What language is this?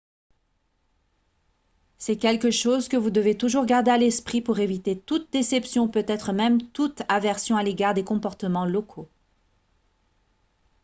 French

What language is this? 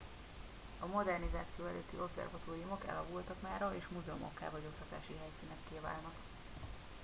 Hungarian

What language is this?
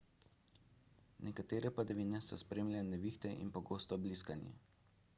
Slovenian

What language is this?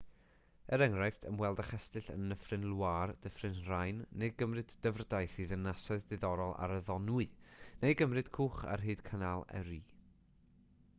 Welsh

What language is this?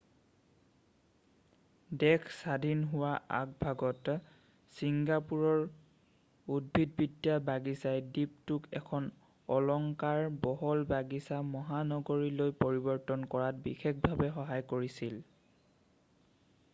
Assamese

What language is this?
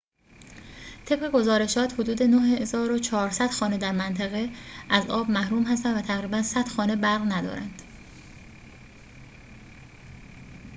Persian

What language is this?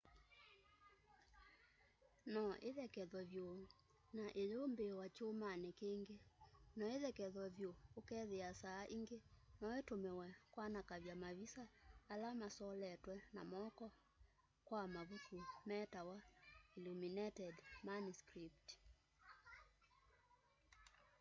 Kamba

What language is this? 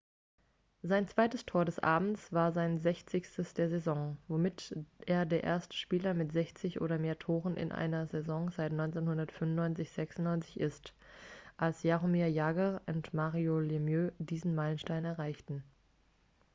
German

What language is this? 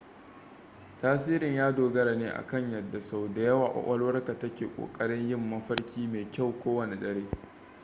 Hausa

